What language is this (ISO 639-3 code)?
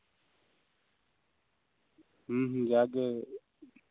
sat